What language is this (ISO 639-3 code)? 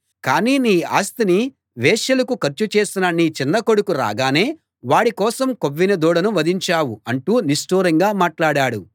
tel